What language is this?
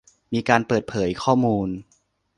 Thai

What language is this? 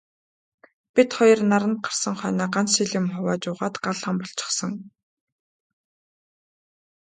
Mongolian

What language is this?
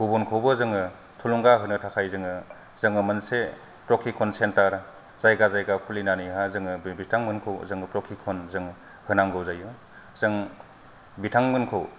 Bodo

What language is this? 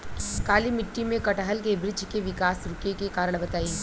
Bhojpuri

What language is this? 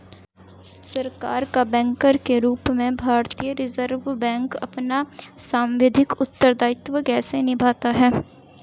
Hindi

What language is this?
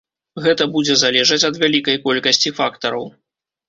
Belarusian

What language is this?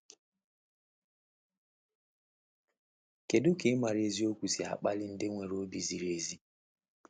Igbo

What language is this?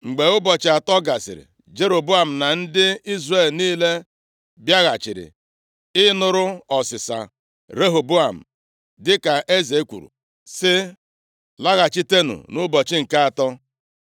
Igbo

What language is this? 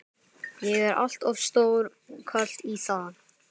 Icelandic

